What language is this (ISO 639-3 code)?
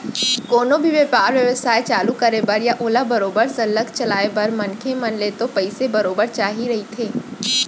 hne